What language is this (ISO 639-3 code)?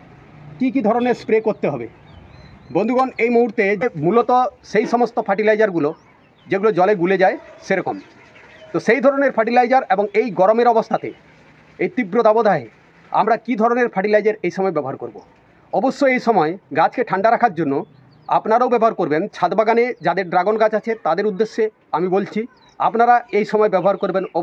ben